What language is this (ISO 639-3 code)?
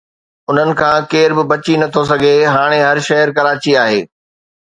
snd